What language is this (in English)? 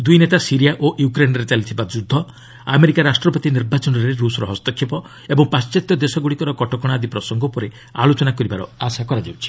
Odia